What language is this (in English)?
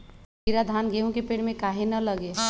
Magahi